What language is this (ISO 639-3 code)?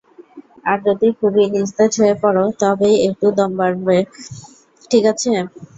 ben